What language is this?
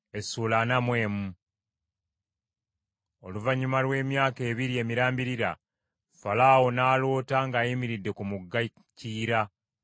Ganda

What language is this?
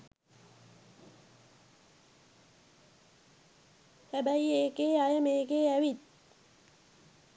Sinhala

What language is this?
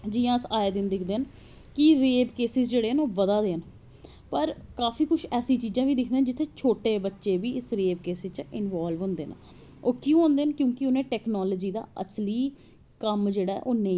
Dogri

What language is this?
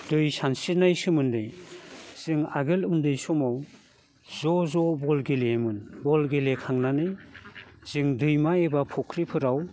Bodo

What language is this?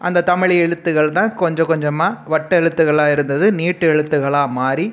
Tamil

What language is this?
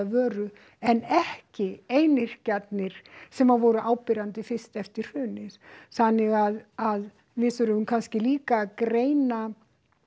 Icelandic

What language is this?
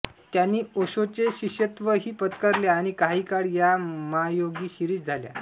Marathi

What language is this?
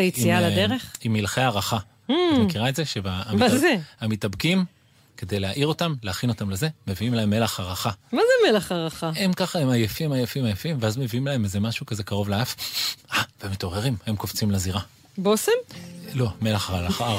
Hebrew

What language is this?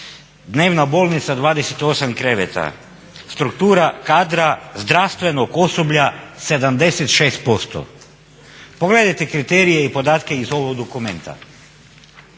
Croatian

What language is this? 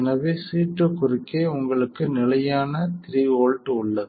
Tamil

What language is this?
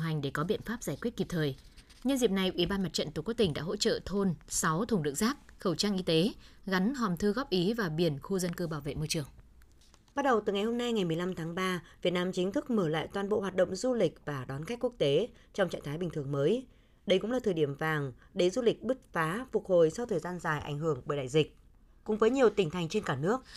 Vietnamese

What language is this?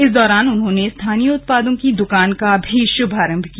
Hindi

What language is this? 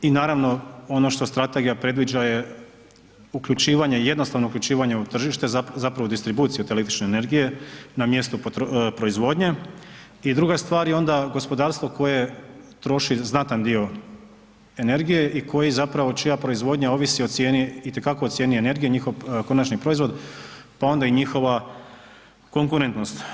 Croatian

